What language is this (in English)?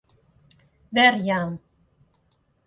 Western Frisian